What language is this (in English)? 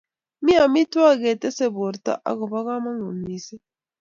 Kalenjin